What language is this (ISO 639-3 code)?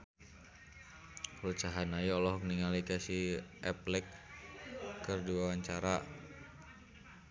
sun